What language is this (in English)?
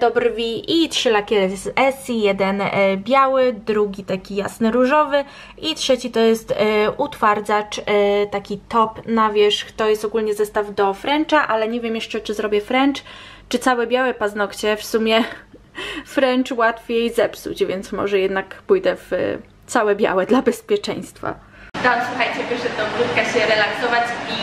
Polish